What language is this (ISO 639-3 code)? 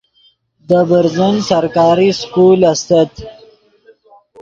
ydg